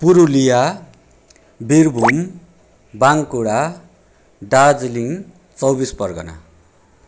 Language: Nepali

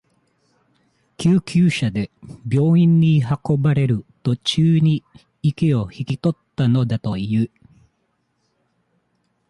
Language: Japanese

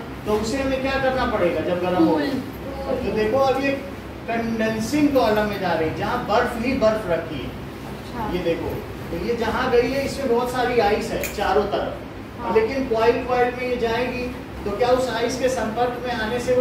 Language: Hindi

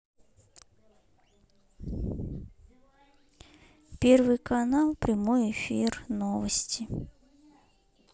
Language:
Russian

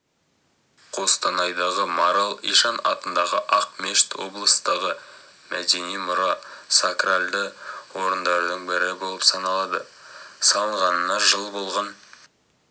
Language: Kazakh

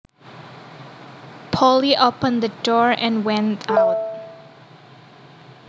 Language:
Javanese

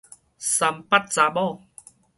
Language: Min Nan Chinese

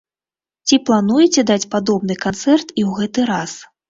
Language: Belarusian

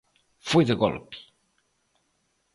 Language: Galician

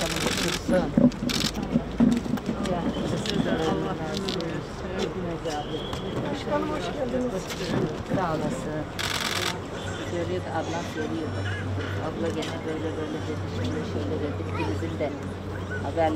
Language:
Turkish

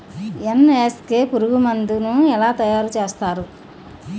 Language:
Telugu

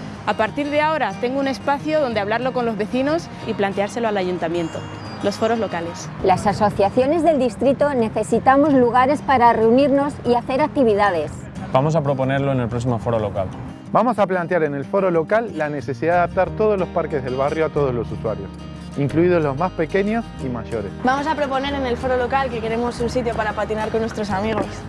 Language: Spanish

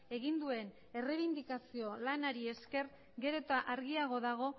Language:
Basque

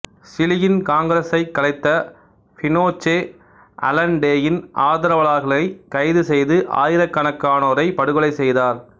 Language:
Tamil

